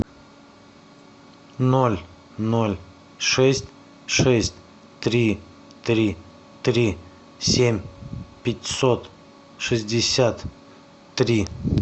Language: Russian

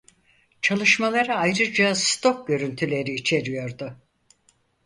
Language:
Turkish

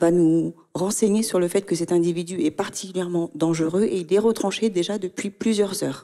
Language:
French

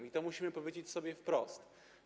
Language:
Polish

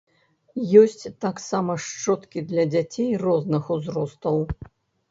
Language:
Belarusian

